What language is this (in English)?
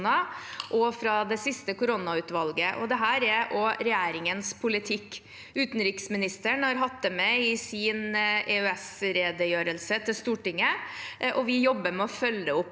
Norwegian